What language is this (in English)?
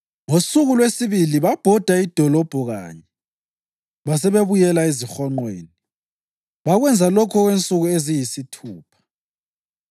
North Ndebele